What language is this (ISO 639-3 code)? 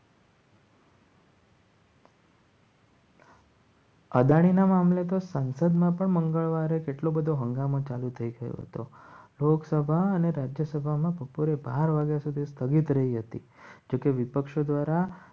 guj